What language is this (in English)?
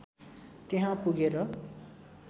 Nepali